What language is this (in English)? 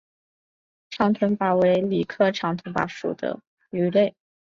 Chinese